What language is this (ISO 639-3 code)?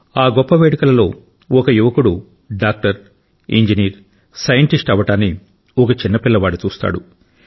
tel